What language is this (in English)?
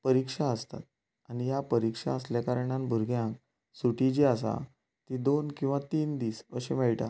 Konkani